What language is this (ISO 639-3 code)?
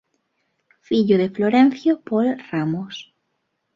glg